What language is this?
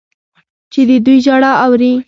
Pashto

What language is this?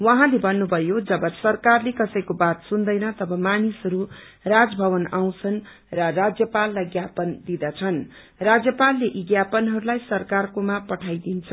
Nepali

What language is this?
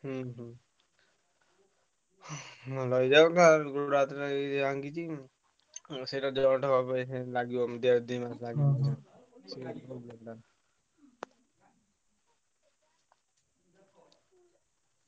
Odia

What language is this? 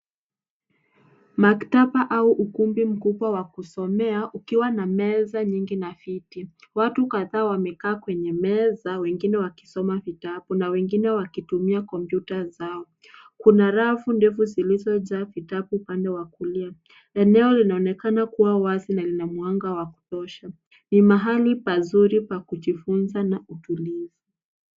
Swahili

